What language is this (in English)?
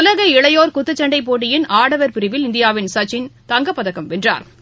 Tamil